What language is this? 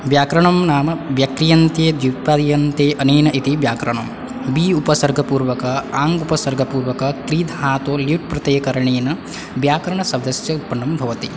Sanskrit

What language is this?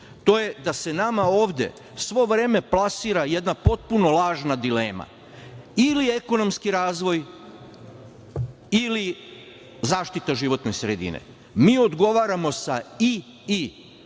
Serbian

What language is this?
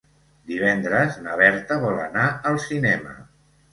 Catalan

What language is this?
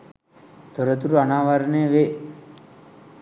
Sinhala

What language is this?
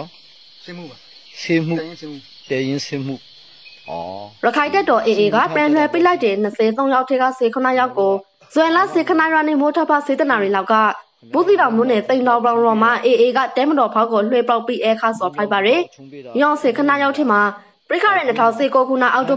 Thai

